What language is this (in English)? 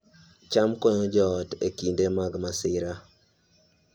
Luo (Kenya and Tanzania)